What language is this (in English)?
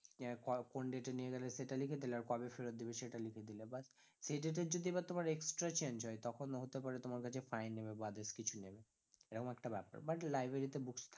Bangla